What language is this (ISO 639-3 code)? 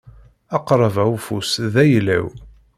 kab